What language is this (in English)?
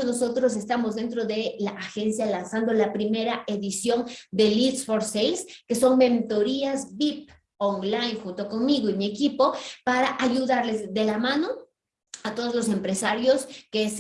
Spanish